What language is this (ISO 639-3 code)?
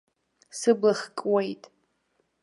abk